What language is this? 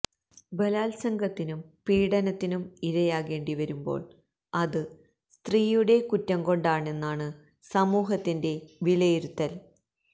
Malayalam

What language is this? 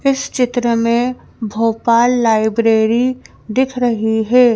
Hindi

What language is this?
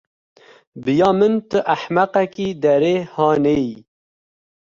Kurdish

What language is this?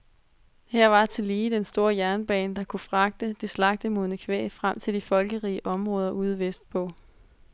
Danish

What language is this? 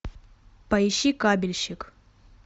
Russian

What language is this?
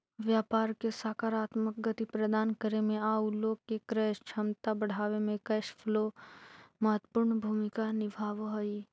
Magahi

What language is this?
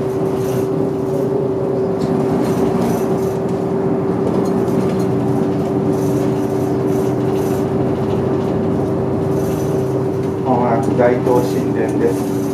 Japanese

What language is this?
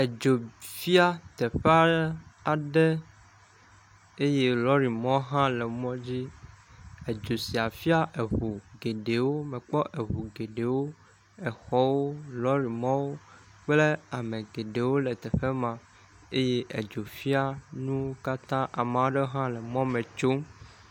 Ewe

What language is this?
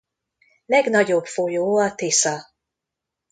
Hungarian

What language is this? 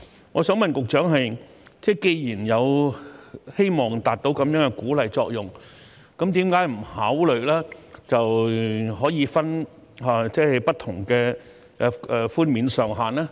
Cantonese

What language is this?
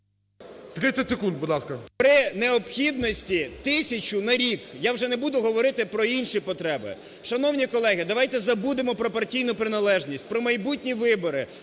Ukrainian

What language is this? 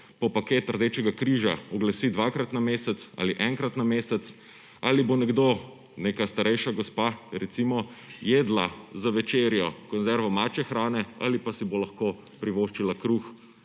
Slovenian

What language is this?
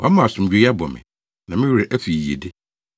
Akan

